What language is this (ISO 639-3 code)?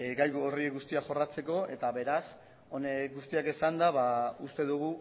eus